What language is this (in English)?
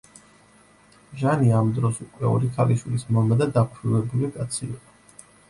Georgian